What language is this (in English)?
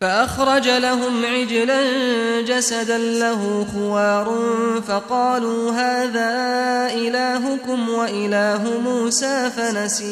Arabic